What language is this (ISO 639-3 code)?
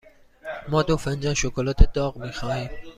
fas